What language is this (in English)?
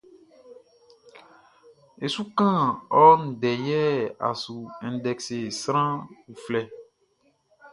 Baoulé